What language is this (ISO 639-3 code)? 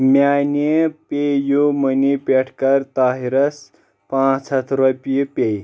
kas